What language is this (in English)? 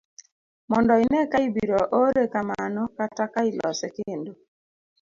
Luo (Kenya and Tanzania)